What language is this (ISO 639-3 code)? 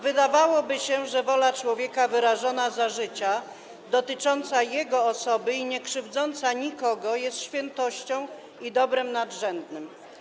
pol